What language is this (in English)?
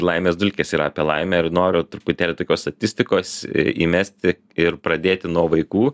Lithuanian